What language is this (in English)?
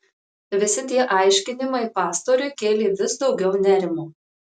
Lithuanian